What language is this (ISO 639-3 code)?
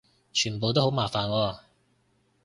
yue